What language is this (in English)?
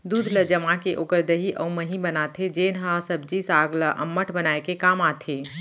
Chhattisgarhi